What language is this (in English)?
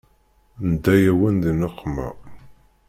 Kabyle